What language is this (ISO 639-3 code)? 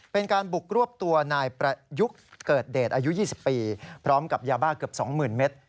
tha